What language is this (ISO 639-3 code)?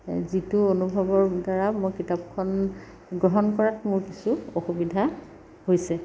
asm